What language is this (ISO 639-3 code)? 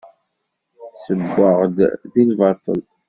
kab